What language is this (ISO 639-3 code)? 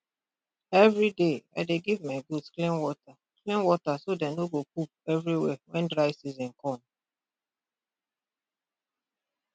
pcm